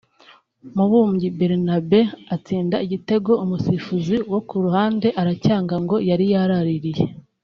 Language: Kinyarwanda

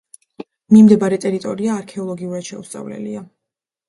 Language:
Georgian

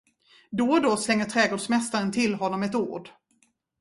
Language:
Swedish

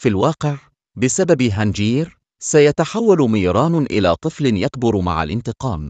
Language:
Arabic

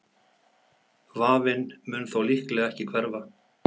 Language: Icelandic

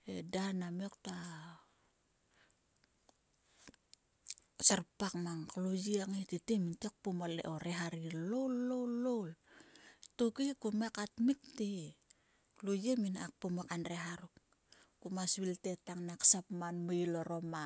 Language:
Sulka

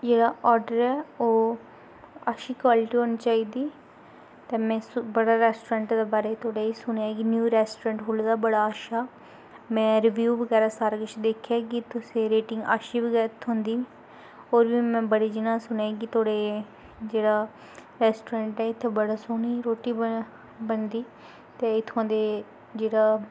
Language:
Dogri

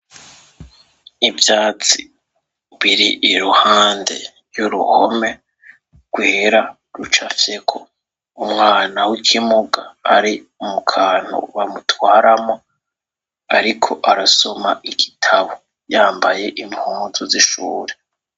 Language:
Rundi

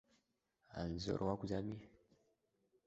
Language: Abkhazian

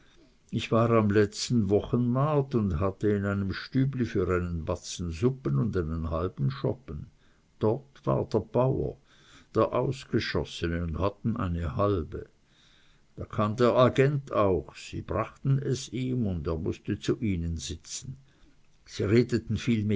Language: German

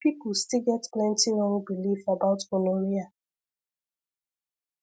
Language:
Nigerian Pidgin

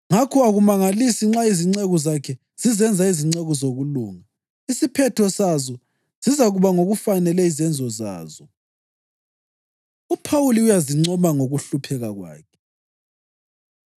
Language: North Ndebele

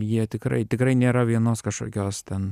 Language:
Lithuanian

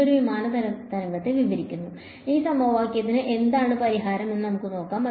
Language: Malayalam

